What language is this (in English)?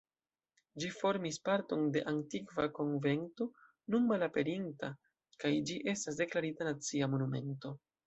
Esperanto